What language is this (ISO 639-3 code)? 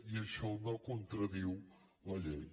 cat